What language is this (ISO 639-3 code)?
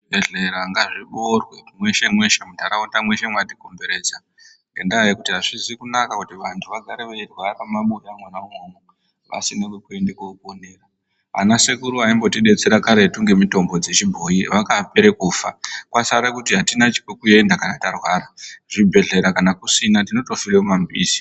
ndc